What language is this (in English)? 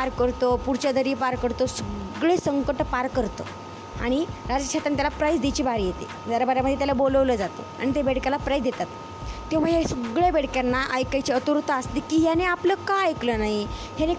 Marathi